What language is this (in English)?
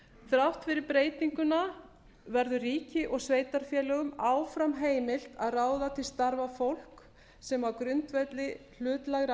Icelandic